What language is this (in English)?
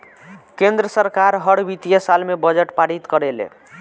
Bhojpuri